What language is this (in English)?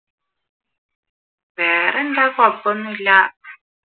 Malayalam